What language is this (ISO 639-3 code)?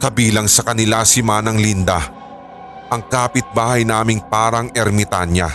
fil